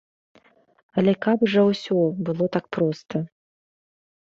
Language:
Belarusian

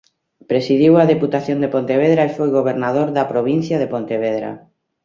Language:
Galician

